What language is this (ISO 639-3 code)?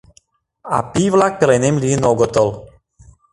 chm